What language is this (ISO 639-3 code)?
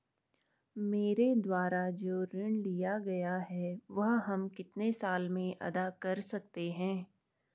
hin